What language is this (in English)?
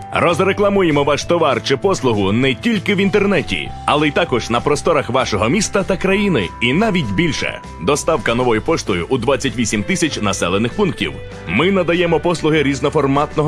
Ukrainian